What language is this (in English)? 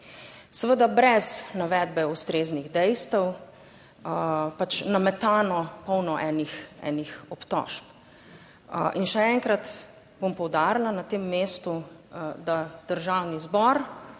Slovenian